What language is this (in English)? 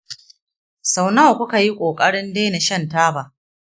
Hausa